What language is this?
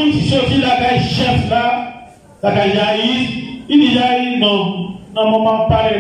French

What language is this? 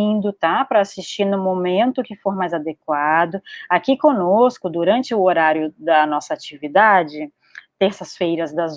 Portuguese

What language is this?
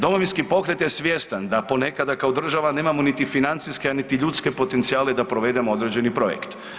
Croatian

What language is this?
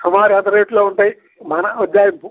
Telugu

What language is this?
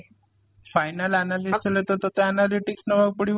Odia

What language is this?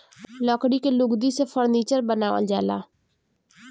Bhojpuri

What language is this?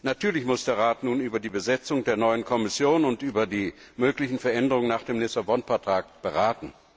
German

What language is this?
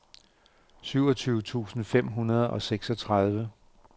Danish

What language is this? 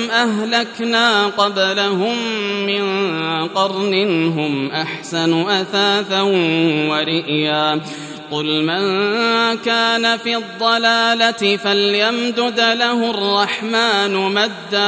Arabic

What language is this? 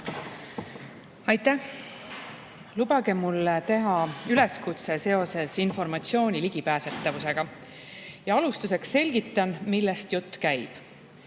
Estonian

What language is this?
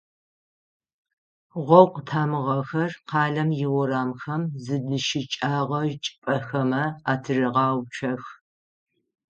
Adyghe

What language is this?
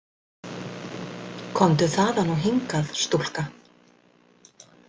Icelandic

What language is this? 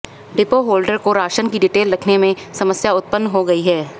Hindi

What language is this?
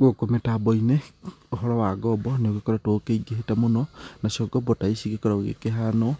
Kikuyu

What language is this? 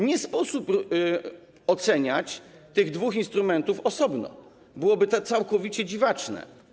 Polish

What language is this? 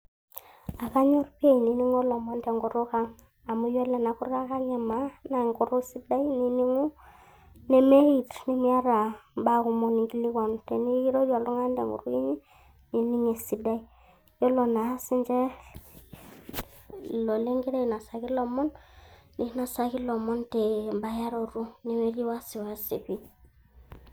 Masai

